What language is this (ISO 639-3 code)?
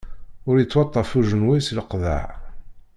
kab